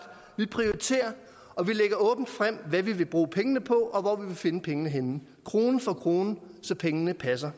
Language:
Danish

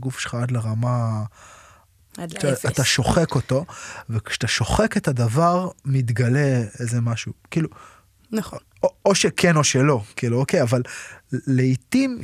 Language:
Hebrew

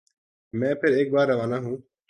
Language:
Urdu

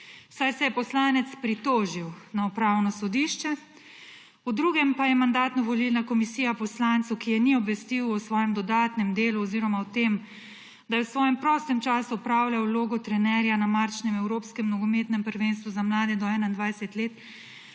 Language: Slovenian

